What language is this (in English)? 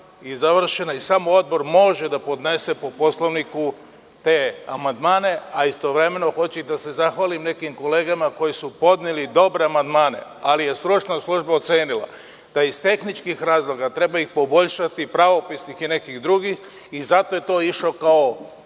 Serbian